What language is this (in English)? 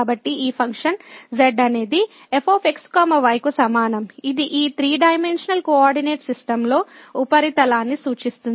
Telugu